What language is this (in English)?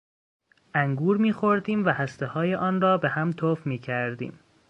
Persian